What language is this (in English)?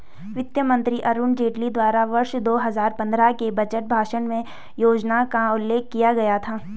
Hindi